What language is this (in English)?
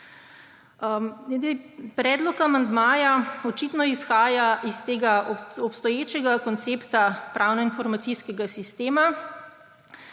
Slovenian